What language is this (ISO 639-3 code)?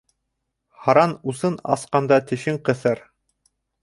bak